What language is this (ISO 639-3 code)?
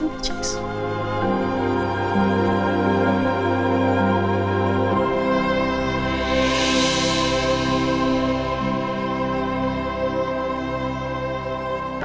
ind